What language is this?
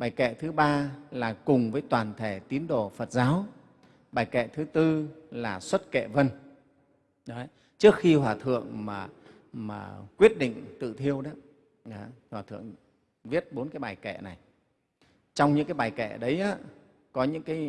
Vietnamese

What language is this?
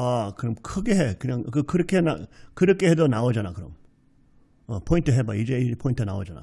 Korean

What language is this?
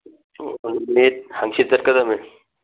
Manipuri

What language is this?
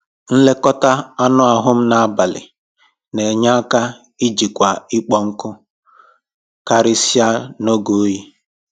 Igbo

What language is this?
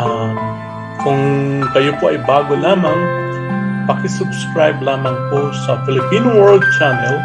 Filipino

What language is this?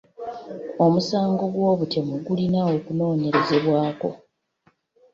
Ganda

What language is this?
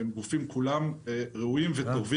Hebrew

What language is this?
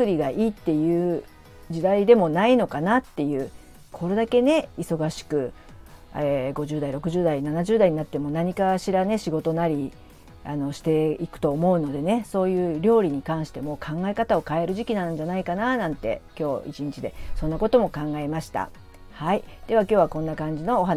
Japanese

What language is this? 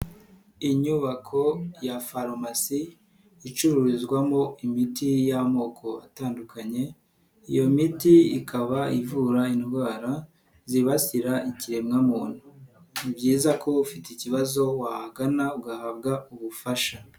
Kinyarwanda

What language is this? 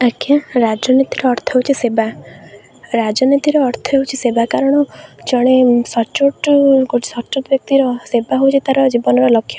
Odia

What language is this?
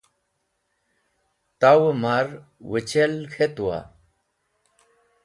Wakhi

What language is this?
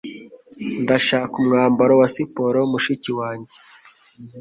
Kinyarwanda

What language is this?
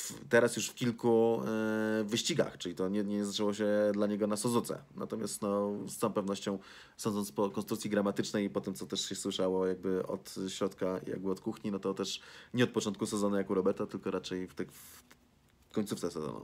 Polish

